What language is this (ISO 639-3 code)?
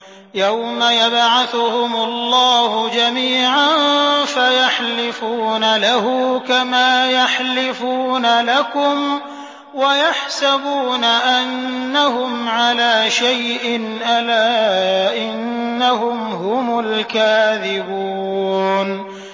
ara